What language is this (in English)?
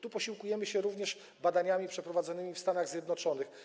Polish